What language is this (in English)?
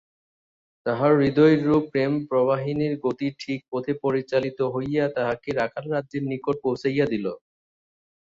Bangla